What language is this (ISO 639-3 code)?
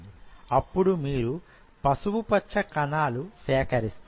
tel